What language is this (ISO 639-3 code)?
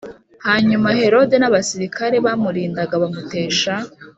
kin